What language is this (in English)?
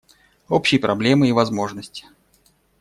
Russian